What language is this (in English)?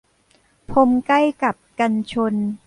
Thai